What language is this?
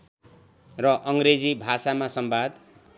Nepali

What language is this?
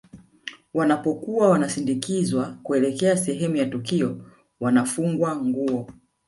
Swahili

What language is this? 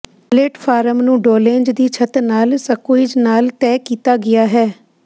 Punjabi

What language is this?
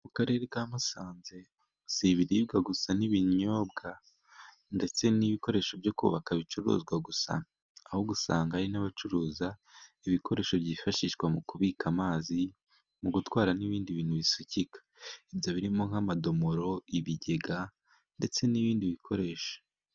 Kinyarwanda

